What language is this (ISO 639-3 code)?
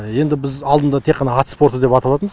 kaz